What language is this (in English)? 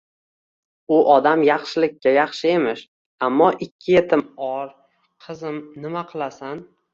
Uzbek